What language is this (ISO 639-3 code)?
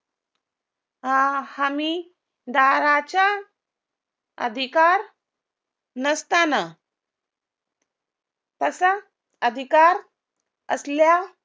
mar